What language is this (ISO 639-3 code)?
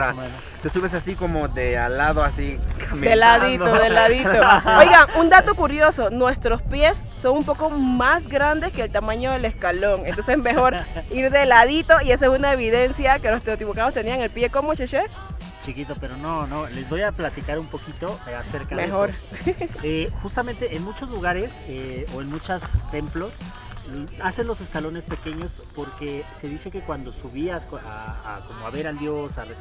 spa